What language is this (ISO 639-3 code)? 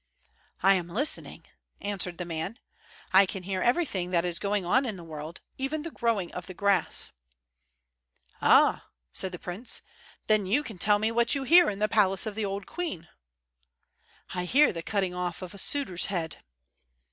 eng